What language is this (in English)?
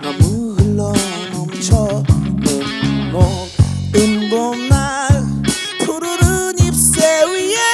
Korean